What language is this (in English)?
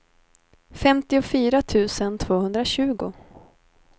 Swedish